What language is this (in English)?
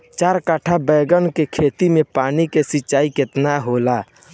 Bhojpuri